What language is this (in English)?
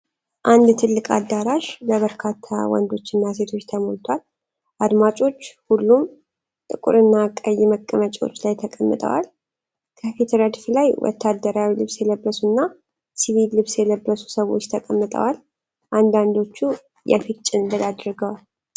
Amharic